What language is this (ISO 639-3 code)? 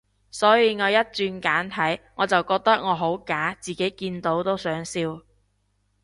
yue